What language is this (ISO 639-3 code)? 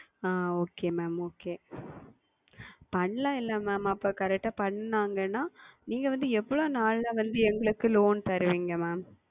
tam